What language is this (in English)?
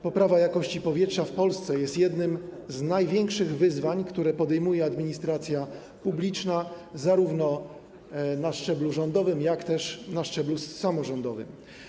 Polish